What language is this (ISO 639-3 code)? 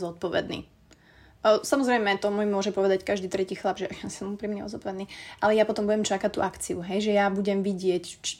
slk